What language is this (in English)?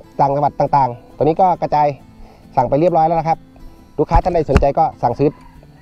Thai